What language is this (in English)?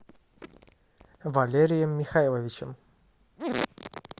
Russian